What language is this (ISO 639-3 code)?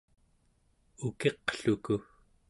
esu